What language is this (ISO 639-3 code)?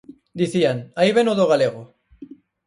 glg